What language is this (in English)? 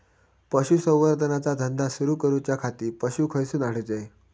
Marathi